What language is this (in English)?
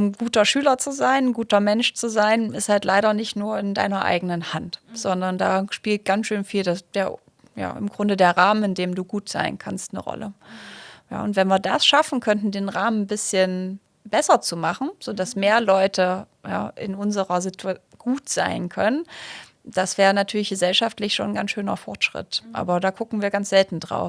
German